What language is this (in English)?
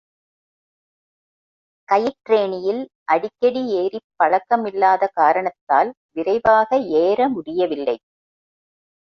Tamil